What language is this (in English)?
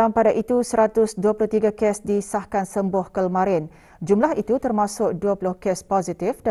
Malay